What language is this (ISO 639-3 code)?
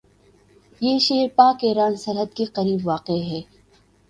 urd